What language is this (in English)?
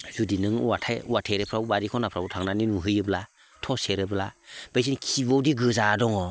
Bodo